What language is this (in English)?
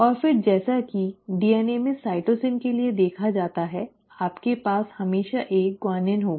Hindi